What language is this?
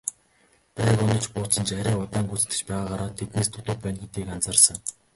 Mongolian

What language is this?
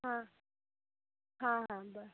Marathi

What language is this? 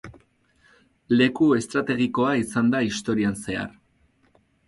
Basque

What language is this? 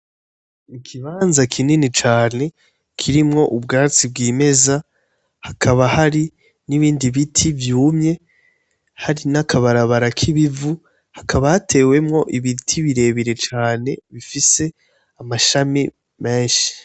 Rundi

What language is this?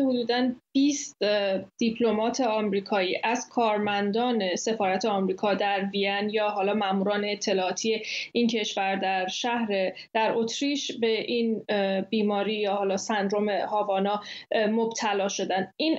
Persian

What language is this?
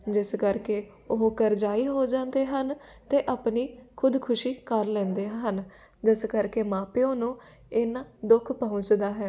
Punjabi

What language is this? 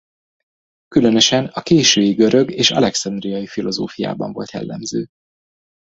Hungarian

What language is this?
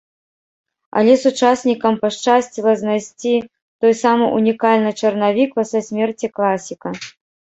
Belarusian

